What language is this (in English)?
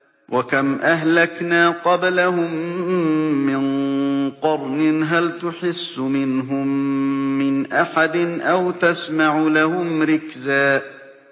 Arabic